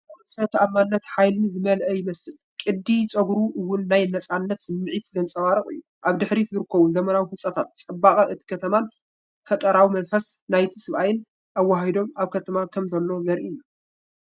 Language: Tigrinya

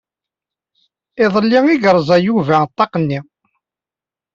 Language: Kabyle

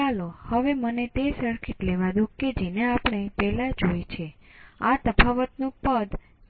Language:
Gujarati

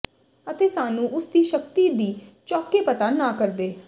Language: Punjabi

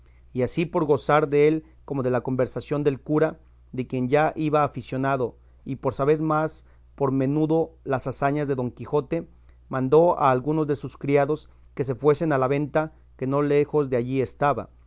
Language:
Spanish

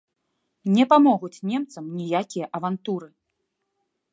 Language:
Belarusian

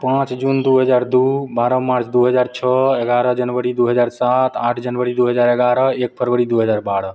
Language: Maithili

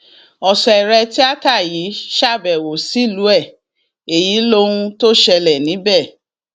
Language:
Yoruba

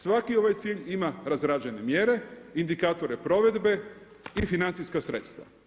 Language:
Croatian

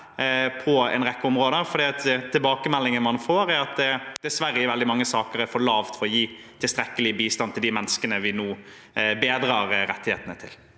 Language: Norwegian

